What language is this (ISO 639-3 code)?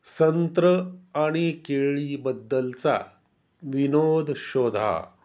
mar